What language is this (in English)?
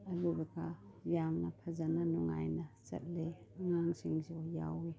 Manipuri